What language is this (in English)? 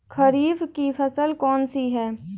Hindi